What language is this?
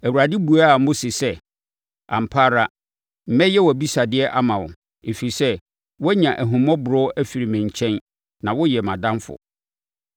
Akan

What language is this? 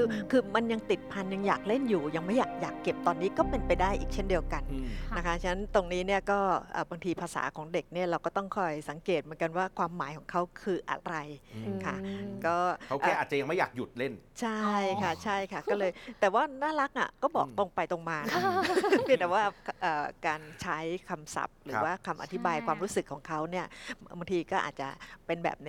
Thai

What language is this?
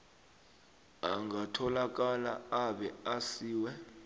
South Ndebele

